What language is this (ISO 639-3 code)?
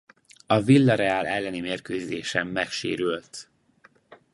hun